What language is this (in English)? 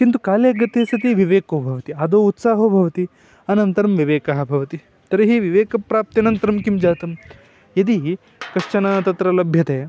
Sanskrit